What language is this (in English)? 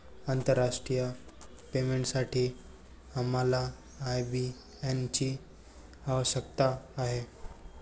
Marathi